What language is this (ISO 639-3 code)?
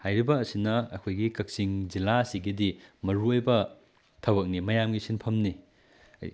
mni